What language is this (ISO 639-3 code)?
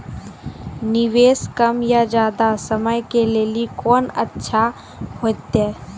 mai